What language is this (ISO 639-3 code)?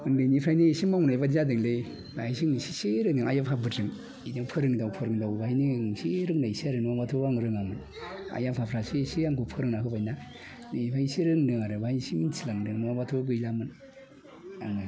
brx